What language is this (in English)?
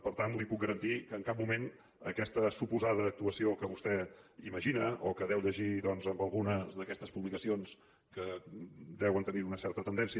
Catalan